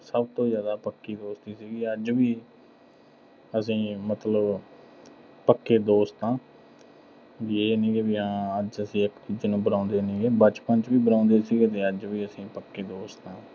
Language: Punjabi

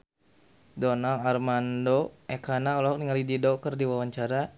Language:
Sundanese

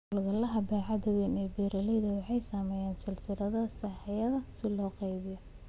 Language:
Somali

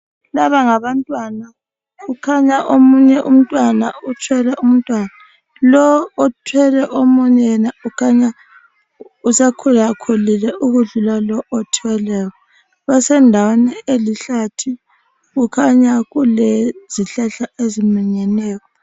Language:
North Ndebele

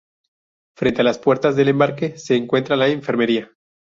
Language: Spanish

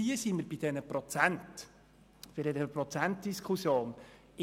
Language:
Swiss German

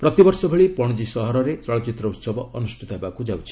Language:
Odia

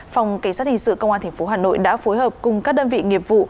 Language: Vietnamese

